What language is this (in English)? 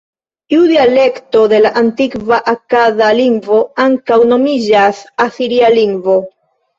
Esperanto